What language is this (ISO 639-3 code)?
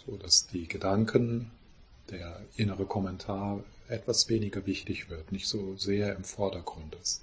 deu